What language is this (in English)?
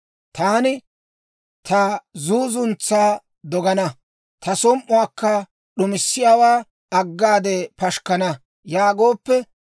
Dawro